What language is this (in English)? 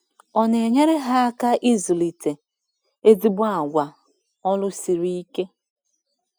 Igbo